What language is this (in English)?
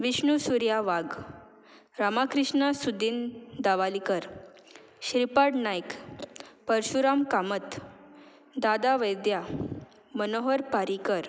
Konkani